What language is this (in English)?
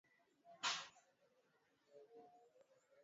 Swahili